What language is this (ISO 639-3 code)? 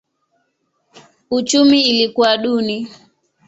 swa